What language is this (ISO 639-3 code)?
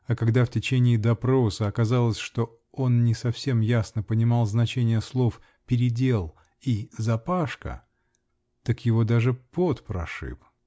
rus